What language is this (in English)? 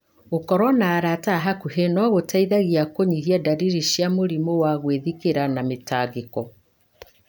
Kikuyu